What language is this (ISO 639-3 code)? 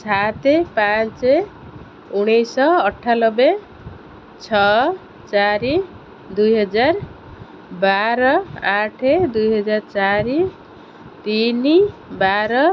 ori